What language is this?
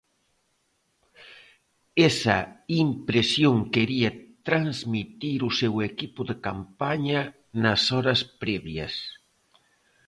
Galician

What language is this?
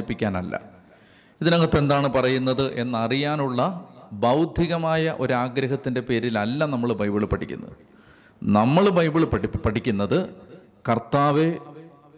Malayalam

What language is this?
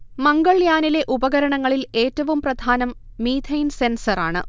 Malayalam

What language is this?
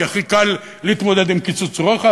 Hebrew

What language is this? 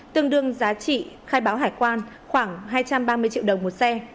Vietnamese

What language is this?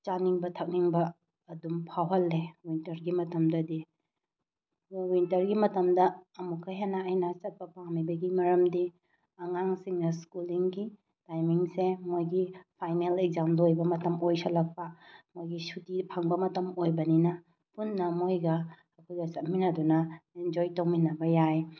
Manipuri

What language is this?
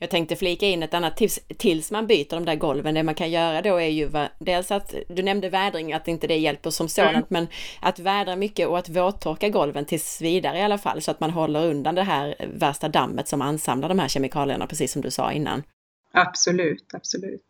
Swedish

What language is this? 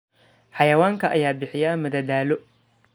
Somali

